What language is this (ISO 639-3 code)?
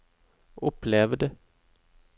nor